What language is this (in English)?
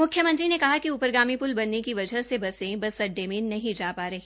Hindi